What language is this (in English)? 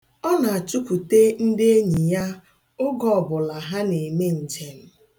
Igbo